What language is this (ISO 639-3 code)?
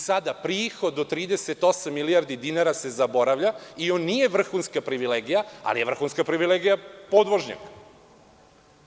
srp